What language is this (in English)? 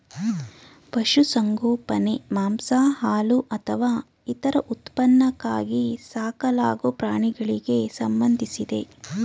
Kannada